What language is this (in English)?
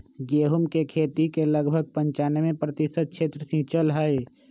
Magahi